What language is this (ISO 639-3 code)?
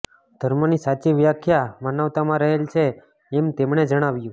guj